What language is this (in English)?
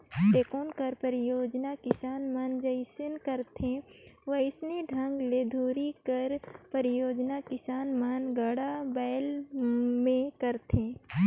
Chhattisgarhi